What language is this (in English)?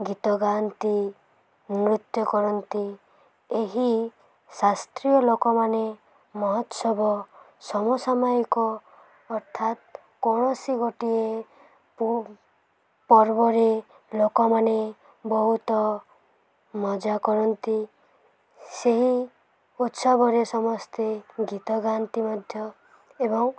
Odia